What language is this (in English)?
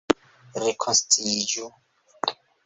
Esperanto